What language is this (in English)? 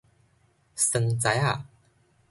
Min Nan Chinese